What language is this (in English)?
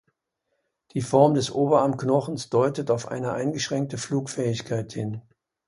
German